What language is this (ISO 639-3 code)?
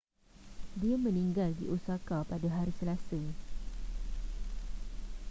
msa